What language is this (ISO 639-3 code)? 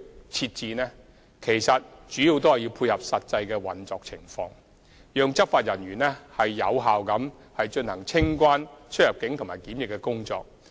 yue